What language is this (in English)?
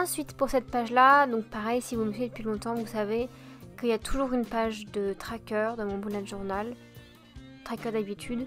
French